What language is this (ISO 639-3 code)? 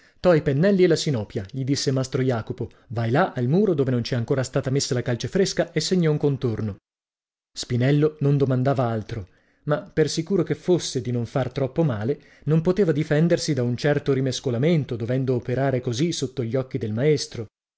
ita